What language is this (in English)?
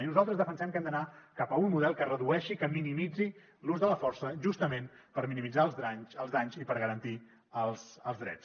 Catalan